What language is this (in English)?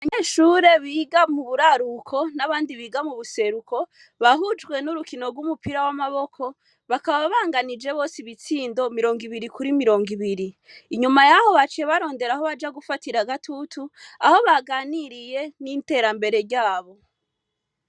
Rundi